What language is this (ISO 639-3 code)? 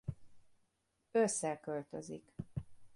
hun